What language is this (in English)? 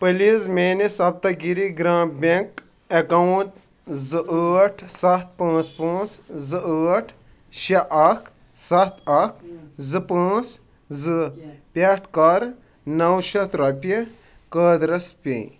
Kashmiri